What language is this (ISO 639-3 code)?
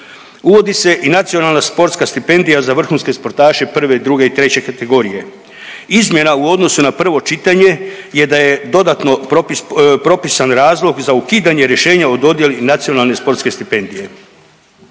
hrv